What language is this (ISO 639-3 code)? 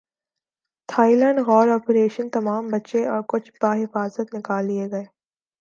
urd